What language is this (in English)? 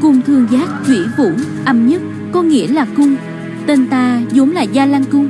Vietnamese